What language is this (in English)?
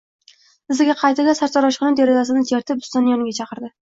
Uzbek